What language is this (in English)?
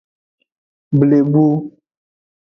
Aja (Benin)